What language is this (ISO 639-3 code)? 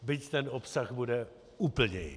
ces